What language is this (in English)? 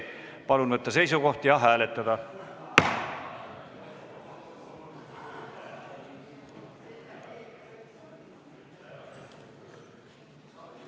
Estonian